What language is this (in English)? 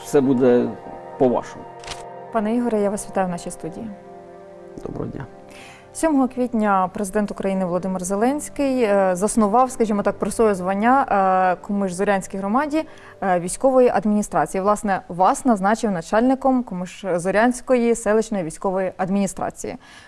Ukrainian